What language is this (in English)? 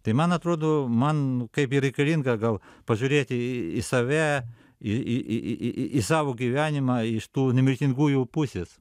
Lithuanian